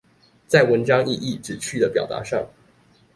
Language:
Chinese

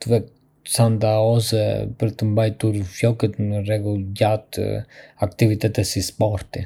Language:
Arbëreshë Albanian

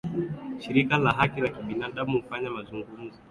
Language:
Swahili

